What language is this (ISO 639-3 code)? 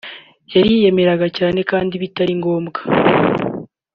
kin